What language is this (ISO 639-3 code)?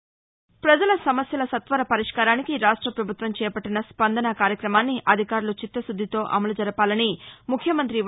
tel